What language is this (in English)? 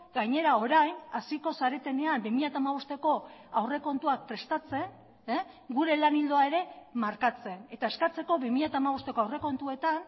Basque